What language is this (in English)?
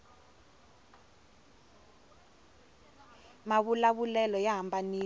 Tsonga